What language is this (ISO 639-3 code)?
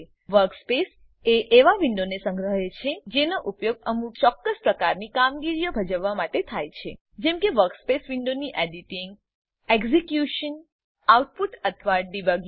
guj